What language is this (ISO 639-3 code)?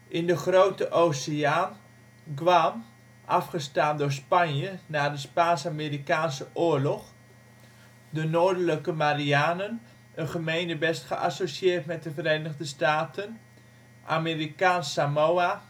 nld